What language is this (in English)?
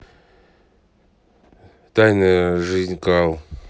Russian